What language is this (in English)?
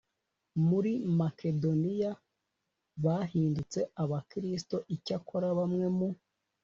Kinyarwanda